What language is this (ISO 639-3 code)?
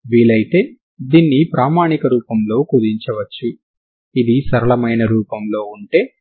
tel